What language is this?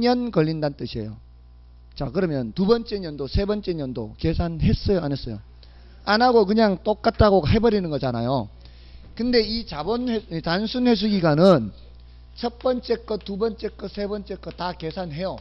Korean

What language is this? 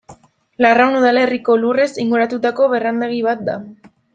Basque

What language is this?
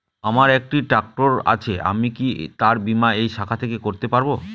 Bangla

